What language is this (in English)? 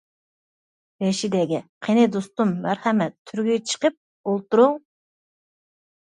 Uyghur